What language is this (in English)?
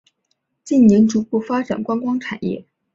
Chinese